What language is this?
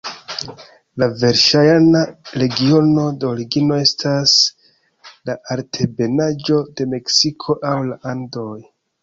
Esperanto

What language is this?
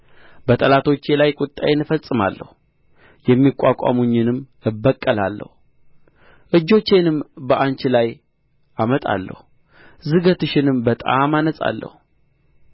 Amharic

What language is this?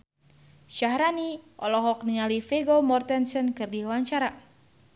Sundanese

